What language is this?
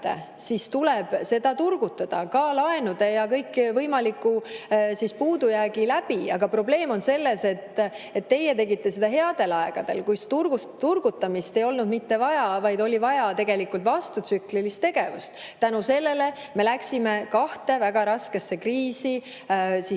Estonian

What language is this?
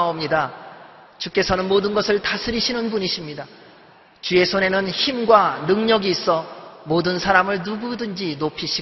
Korean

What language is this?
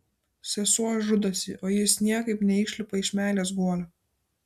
Lithuanian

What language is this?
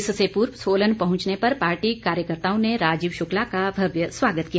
Hindi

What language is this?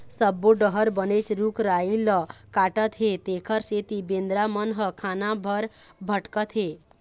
Chhattisgarhi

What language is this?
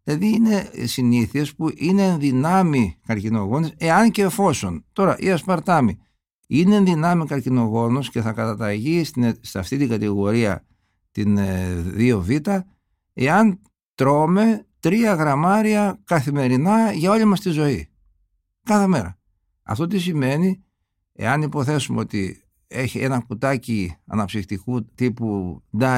Greek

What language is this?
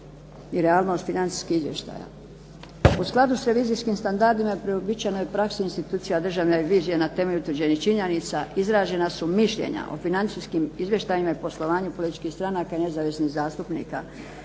Croatian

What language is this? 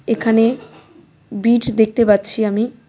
Bangla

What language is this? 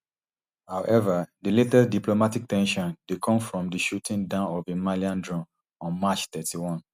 Nigerian Pidgin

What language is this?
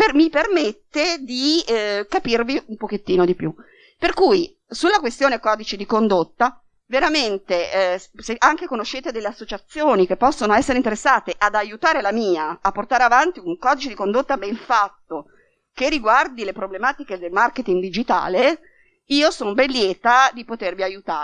Italian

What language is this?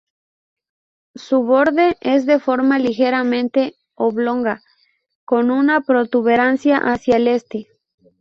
Spanish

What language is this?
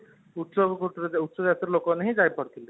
Odia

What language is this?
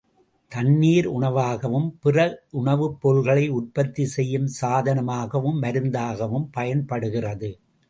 Tamil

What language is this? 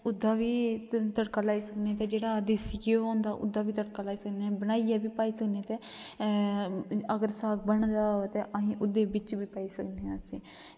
Dogri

